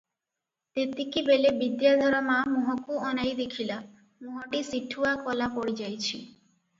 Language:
Odia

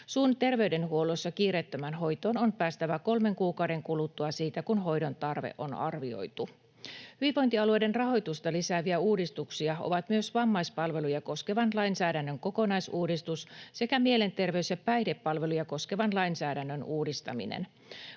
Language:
Finnish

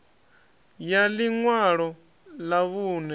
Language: Venda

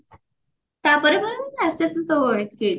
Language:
Odia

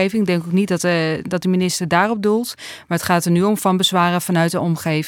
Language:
Dutch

